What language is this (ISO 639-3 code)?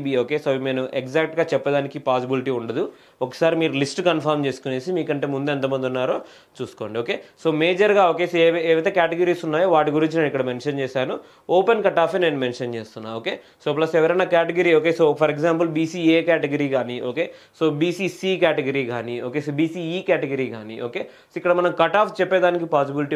tel